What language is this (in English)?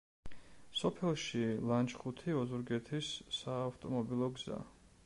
Georgian